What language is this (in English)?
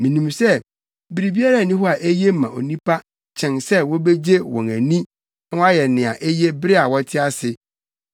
Akan